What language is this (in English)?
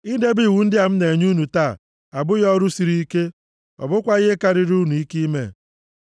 Igbo